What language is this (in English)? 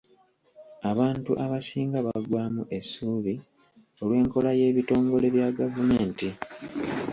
Ganda